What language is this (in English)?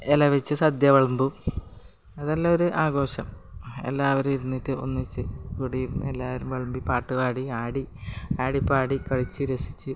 Malayalam